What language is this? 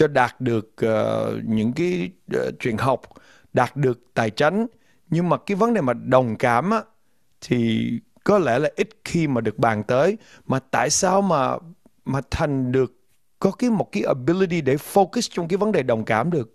Vietnamese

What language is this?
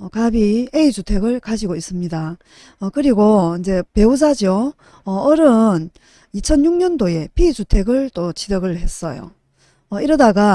Korean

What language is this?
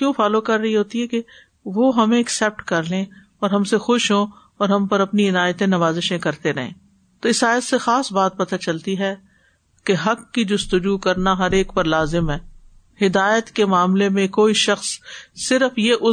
Urdu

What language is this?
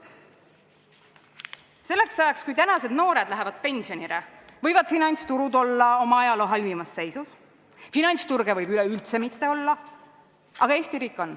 Estonian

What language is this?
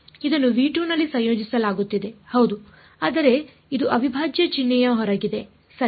Kannada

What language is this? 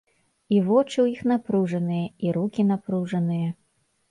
Belarusian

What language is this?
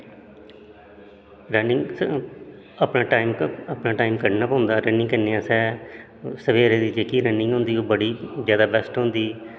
Dogri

